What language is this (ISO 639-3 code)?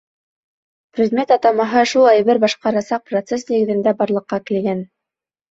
bak